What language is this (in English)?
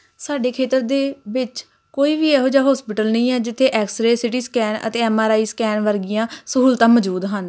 Punjabi